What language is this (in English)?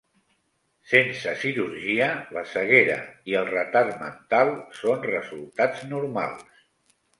Catalan